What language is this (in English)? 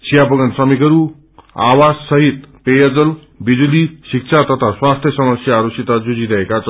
Nepali